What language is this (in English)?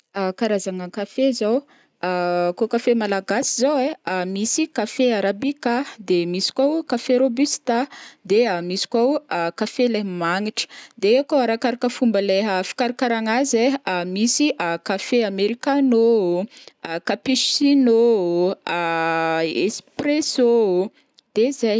Northern Betsimisaraka Malagasy